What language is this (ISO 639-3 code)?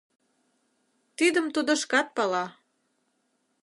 chm